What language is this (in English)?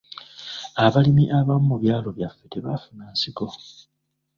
Ganda